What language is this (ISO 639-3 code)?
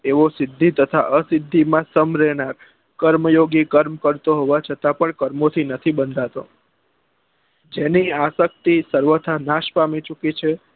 guj